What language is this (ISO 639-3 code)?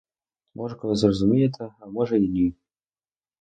ukr